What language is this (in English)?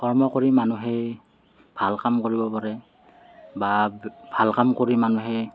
Assamese